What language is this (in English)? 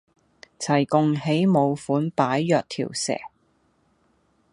Cantonese